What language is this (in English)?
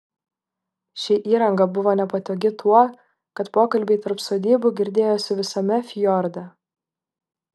Lithuanian